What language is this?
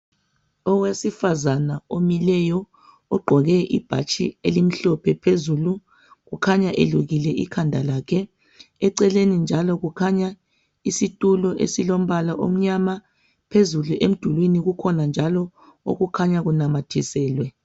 North Ndebele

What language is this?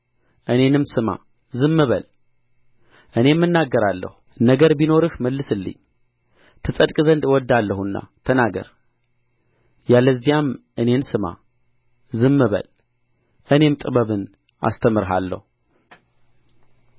Amharic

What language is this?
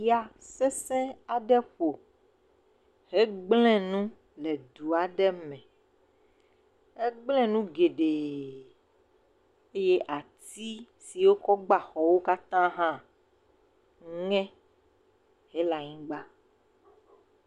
Ewe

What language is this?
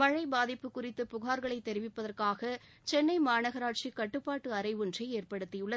Tamil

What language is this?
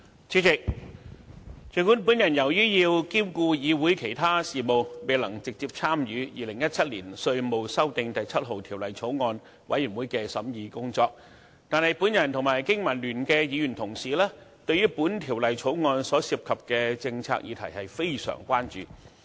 Cantonese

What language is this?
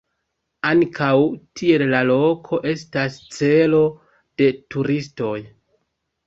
Esperanto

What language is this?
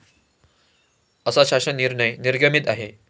Marathi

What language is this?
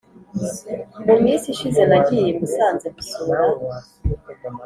Kinyarwanda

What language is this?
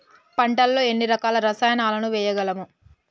Telugu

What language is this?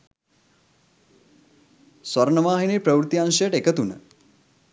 Sinhala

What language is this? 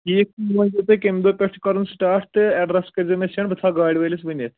Kashmiri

